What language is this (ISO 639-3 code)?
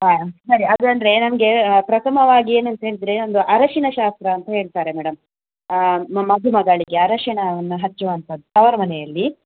kan